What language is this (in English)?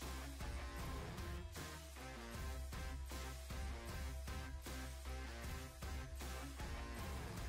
Polish